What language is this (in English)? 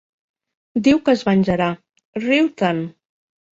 Catalan